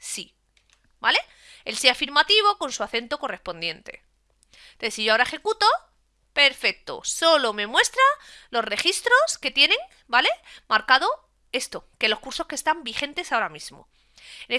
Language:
Spanish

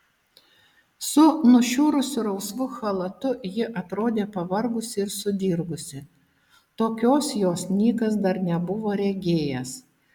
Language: Lithuanian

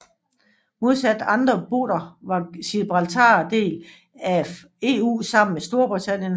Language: Danish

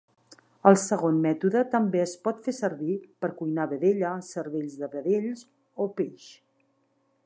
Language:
Catalan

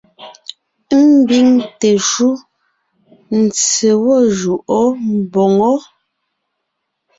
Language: Ngiemboon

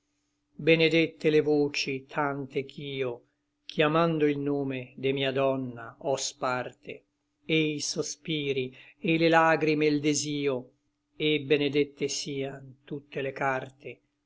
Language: Italian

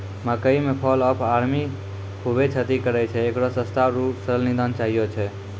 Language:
Maithili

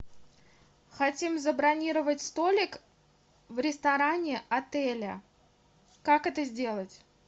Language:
Russian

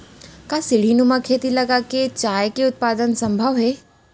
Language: Chhattisgarhi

